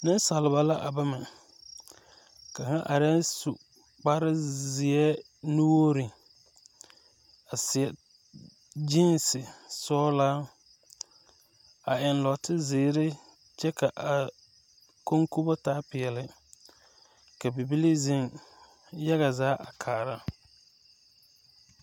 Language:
Southern Dagaare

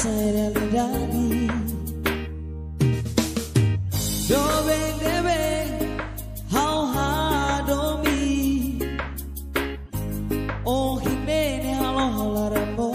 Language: Indonesian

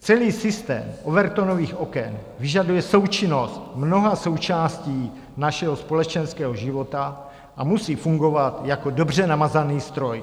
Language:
Czech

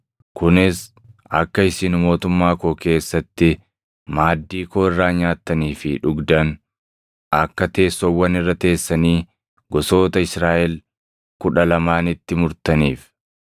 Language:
Oromo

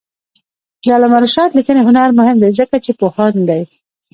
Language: Pashto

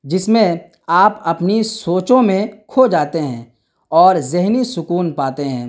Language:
Urdu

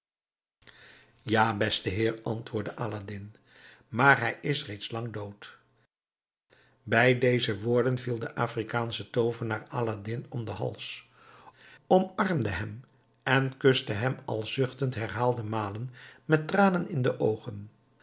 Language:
Dutch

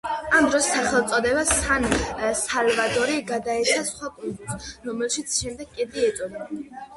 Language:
Georgian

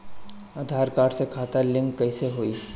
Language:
Bhojpuri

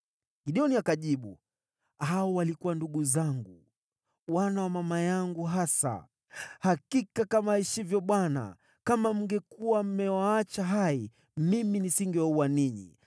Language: Swahili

